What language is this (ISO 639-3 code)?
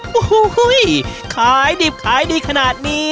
tha